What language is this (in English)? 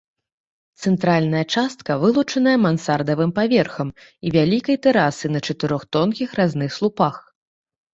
Belarusian